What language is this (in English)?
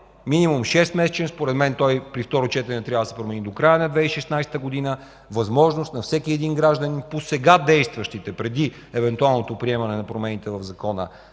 Bulgarian